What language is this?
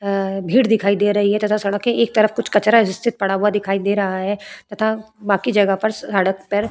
Hindi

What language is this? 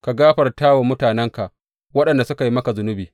Hausa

